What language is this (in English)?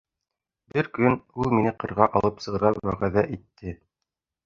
Bashkir